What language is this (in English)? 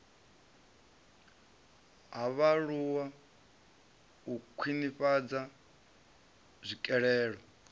Venda